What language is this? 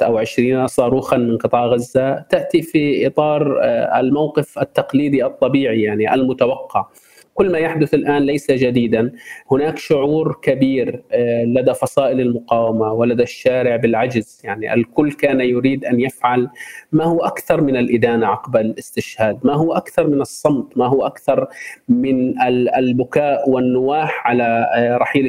Arabic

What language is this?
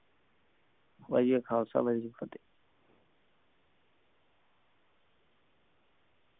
Punjabi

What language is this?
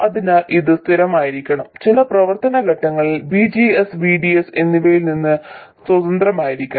Malayalam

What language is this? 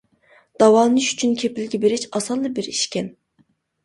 Uyghur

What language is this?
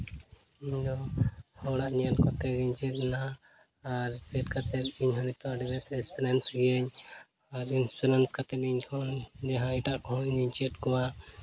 Santali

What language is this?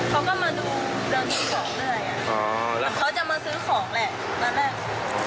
Thai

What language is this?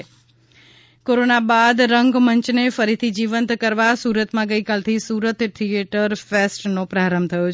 Gujarati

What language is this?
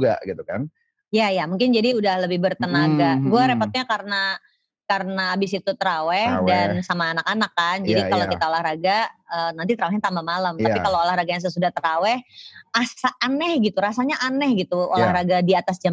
Indonesian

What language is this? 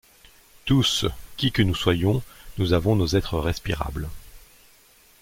French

